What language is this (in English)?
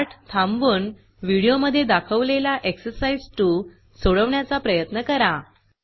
Marathi